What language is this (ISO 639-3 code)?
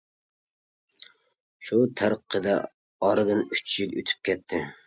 uig